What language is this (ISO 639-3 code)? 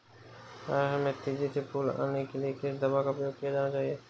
hin